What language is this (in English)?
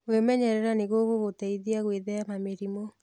Kikuyu